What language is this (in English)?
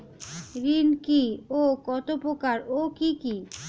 Bangla